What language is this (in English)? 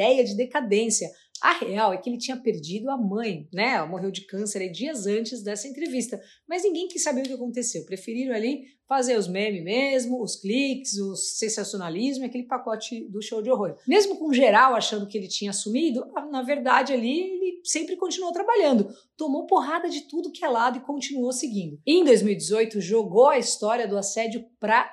Portuguese